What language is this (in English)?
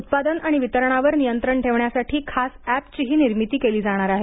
Marathi